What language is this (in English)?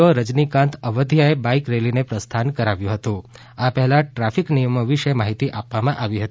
Gujarati